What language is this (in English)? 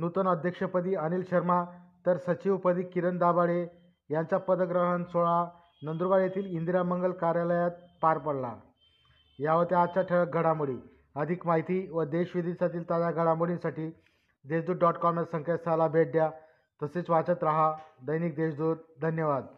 Marathi